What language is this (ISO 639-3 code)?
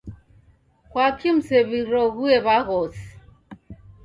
dav